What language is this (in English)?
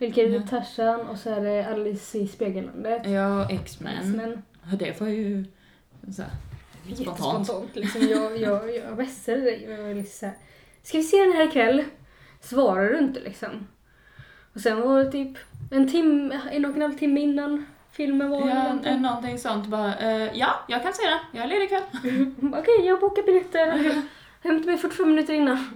Swedish